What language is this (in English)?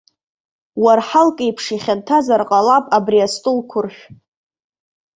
Abkhazian